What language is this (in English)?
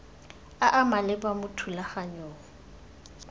Tswana